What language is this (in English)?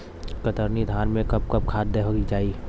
Bhojpuri